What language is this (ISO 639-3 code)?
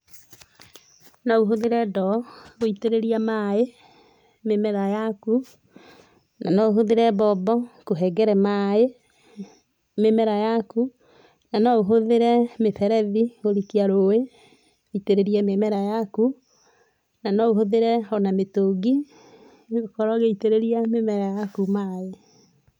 kik